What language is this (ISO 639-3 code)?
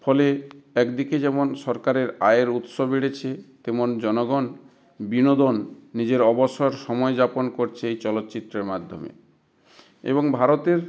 ben